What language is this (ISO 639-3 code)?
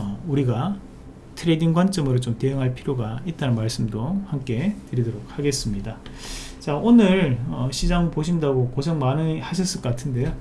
kor